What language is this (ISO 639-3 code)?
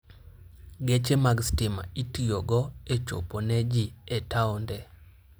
luo